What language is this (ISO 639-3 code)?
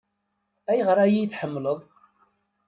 kab